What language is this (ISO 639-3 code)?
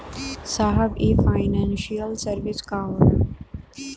bho